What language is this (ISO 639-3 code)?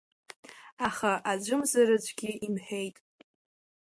abk